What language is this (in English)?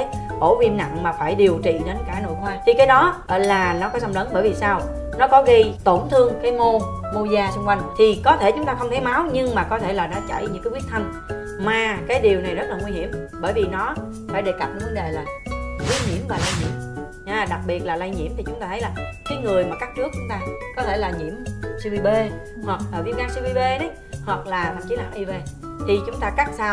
Vietnamese